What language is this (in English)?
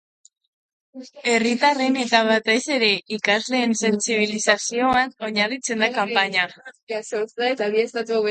Basque